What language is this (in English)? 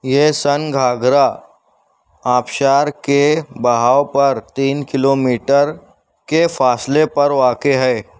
Urdu